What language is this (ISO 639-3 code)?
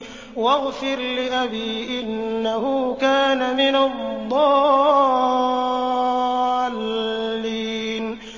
ara